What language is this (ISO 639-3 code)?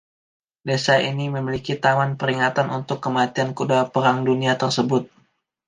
ind